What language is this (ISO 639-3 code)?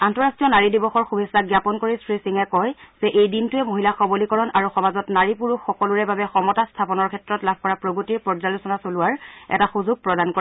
asm